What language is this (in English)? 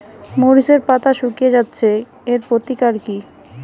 Bangla